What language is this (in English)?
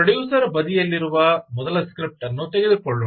Kannada